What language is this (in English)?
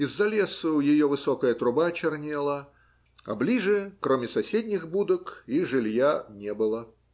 Russian